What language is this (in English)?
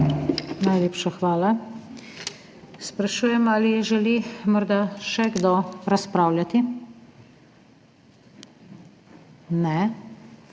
Slovenian